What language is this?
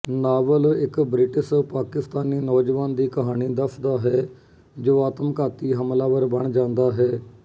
Punjabi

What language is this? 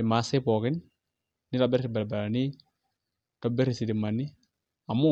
Masai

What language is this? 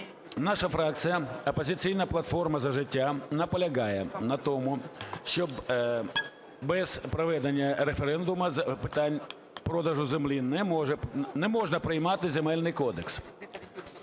Ukrainian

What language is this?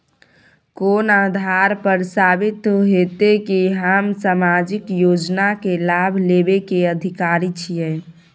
Maithili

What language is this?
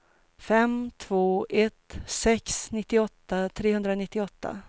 Swedish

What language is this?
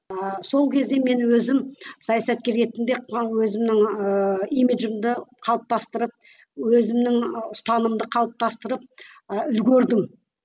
Kazakh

